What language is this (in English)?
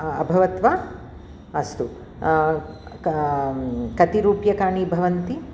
Sanskrit